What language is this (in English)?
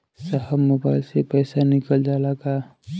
Bhojpuri